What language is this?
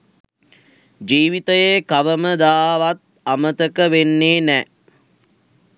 Sinhala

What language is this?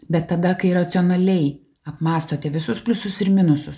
Lithuanian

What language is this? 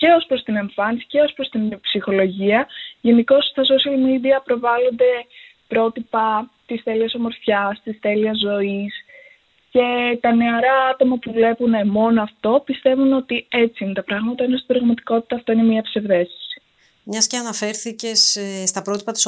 Greek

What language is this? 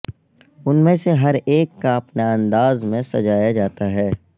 Urdu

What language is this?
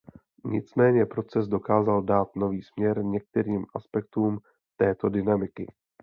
Czech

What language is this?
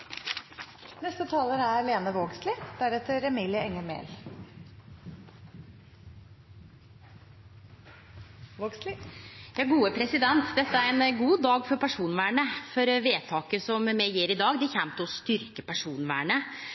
Norwegian Nynorsk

